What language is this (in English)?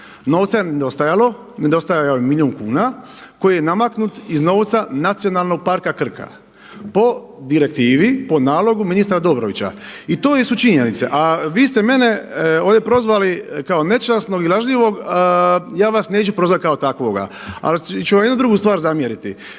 Croatian